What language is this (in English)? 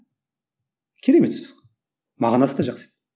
Kazakh